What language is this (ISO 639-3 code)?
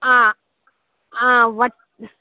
mal